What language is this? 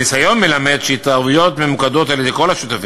Hebrew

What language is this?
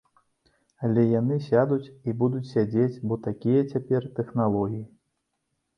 Belarusian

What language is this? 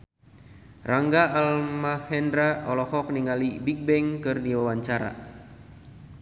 Sundanese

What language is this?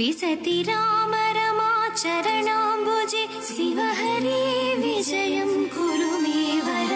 Kannada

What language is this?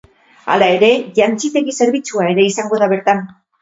Basque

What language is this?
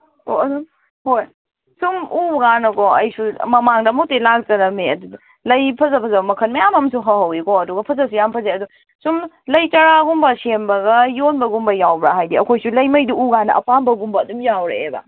Manipuri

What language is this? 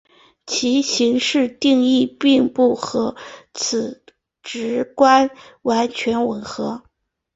Chinese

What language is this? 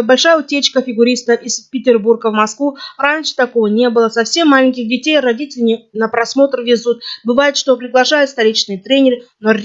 Russian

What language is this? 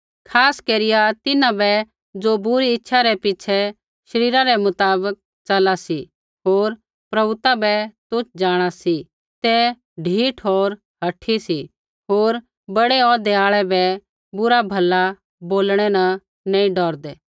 Kullu Pahari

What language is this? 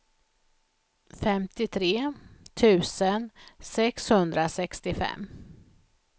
Swedish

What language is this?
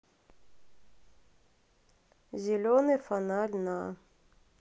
Russian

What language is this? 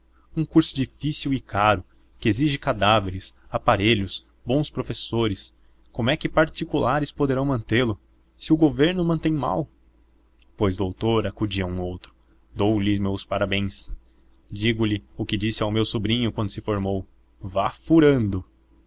Portuguese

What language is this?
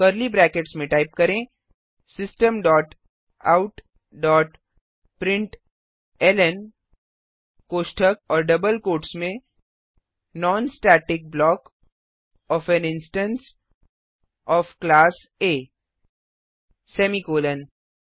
Hindi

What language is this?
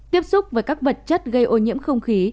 Vietnamese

